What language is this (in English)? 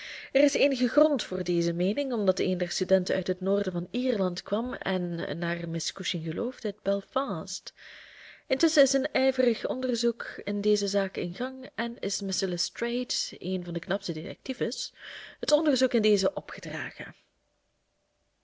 Dutch